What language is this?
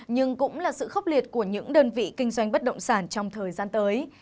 Vietnamese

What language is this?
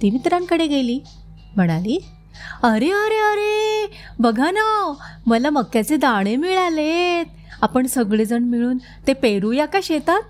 Marathi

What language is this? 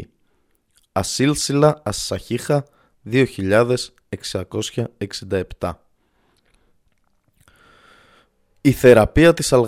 Greek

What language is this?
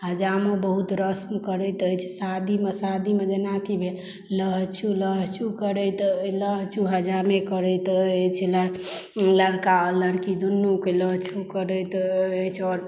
Maithili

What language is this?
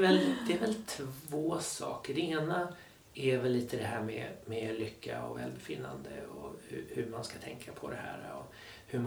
Swedish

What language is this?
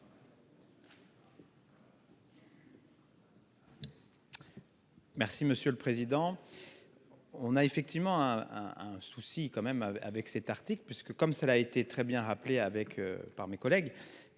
French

